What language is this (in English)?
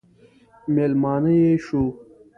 Pashto